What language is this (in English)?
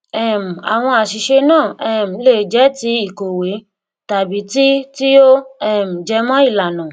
Yoruba